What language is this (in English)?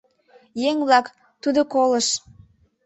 Mari